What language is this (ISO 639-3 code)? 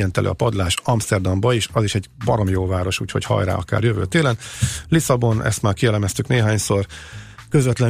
hun